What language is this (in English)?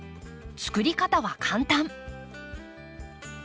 Japanese